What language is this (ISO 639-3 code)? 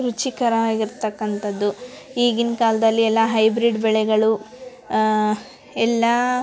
kan